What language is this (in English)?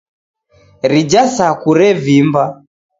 Taita